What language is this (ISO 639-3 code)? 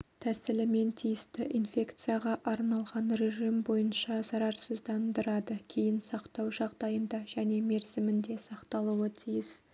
kaz